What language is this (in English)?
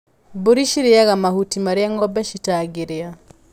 Kikuyu